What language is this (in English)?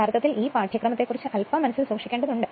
Malayalam